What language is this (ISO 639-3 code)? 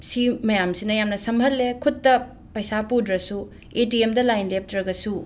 mni